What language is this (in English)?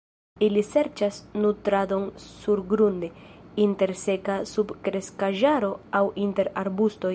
Esperanto